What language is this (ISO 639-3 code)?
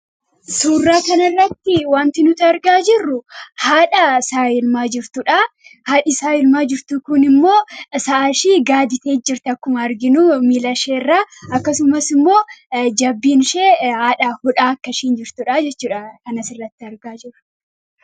orm